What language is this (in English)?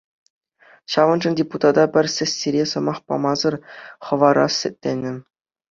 Chuvash